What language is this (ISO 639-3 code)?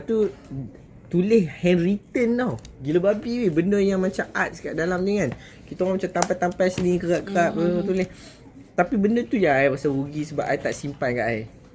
msa